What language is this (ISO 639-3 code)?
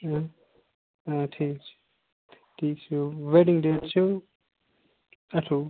kas